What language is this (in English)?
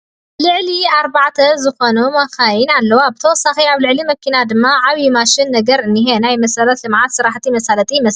Tigrinya